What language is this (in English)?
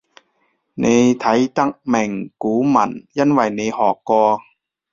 Cantonese